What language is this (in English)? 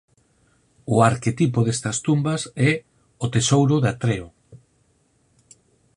Galician